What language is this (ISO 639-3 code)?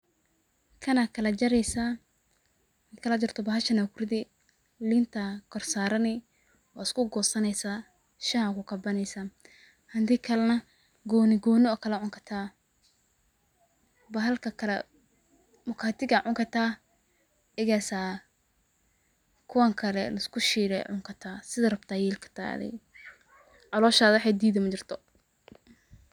som